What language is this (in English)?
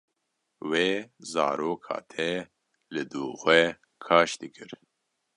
Kurdish